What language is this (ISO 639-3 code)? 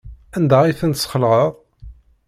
kab